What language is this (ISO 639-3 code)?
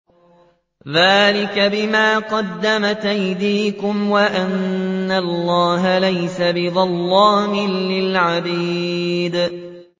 ara